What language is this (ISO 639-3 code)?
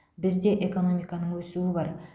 kaz